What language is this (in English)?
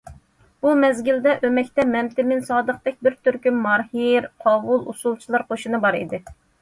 Uyghur